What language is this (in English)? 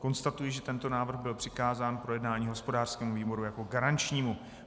Czech